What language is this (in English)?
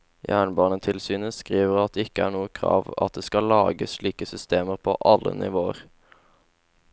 Norwegian